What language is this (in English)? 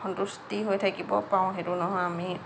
Assamese